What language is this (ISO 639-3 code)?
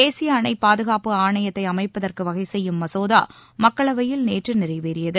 tam